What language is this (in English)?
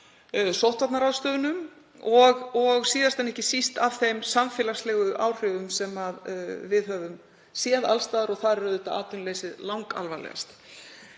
Icelandic